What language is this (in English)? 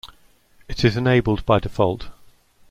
English